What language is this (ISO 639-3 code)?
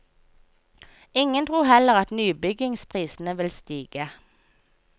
nor